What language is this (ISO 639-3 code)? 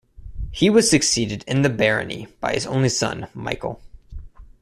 eng